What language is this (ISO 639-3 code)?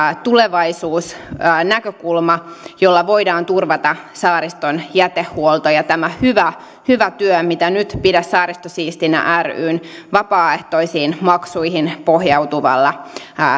fin